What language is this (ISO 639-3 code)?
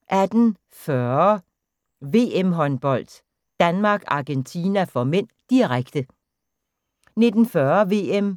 dan